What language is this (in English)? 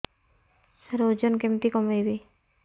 Odia